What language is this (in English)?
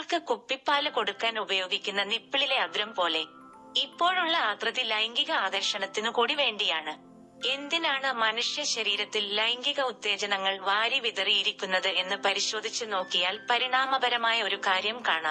Malayalam